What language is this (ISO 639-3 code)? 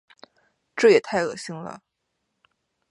zho